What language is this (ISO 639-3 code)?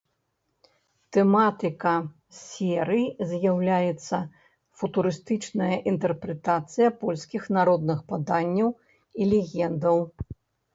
bel